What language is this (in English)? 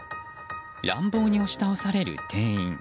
Japanese